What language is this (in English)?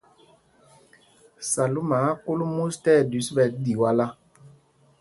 Mpumpong